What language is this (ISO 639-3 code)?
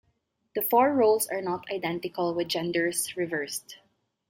eng